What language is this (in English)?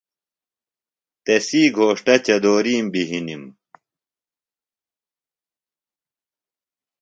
Phalura